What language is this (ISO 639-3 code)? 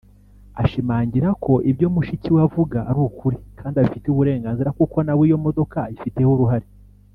kin